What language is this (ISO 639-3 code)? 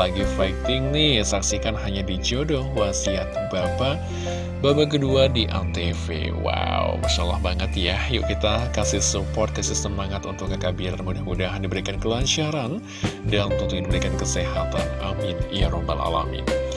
ind